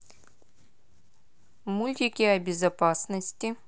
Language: Russian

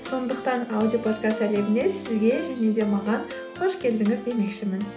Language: Kazakh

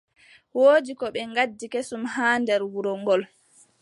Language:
Adamawa Fulfulde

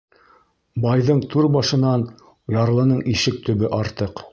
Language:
Bashkir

